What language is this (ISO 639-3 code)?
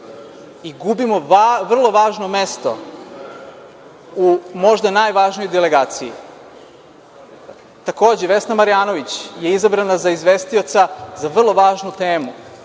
srp